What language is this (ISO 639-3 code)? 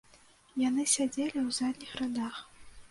bel